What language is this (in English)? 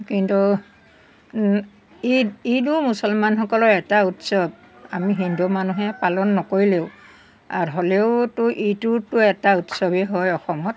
Assamese